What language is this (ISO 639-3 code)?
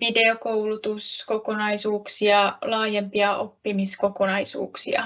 fin